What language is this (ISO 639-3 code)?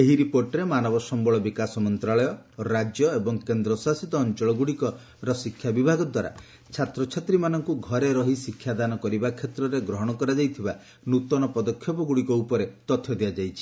ori